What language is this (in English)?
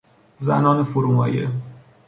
Persian